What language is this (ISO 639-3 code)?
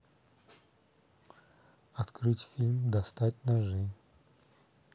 rus